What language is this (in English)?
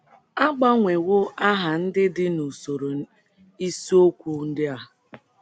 Igbo